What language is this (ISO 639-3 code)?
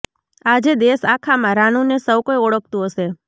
guj